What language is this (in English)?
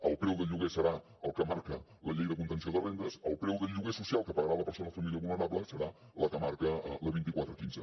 Catalan